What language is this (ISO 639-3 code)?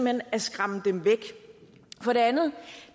dan